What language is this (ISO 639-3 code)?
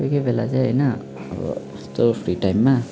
nep